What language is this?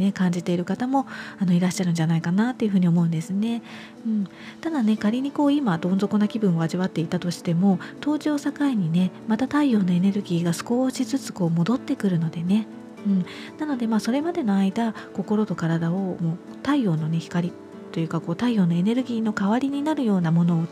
Japanese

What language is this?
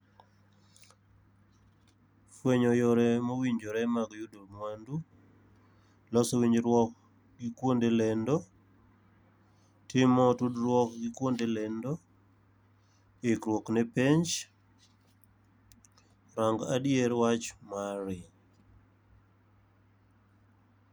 Luo (Kenya and Tanzania)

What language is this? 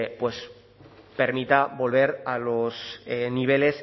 Spanish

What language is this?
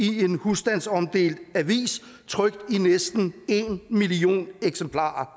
Danish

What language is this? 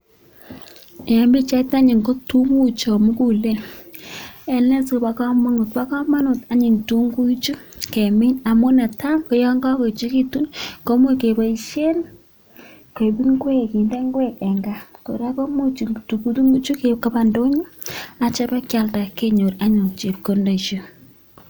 Kalenjin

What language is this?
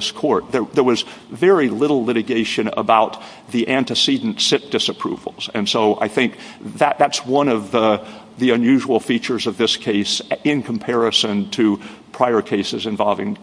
English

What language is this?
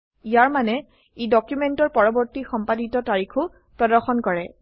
Assamese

